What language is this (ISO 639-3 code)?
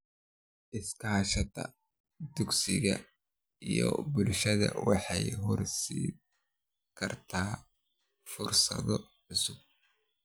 som